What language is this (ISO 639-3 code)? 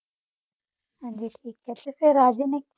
pan